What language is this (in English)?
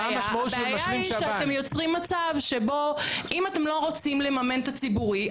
Hebrew